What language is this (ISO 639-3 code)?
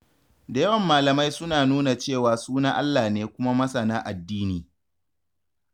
hau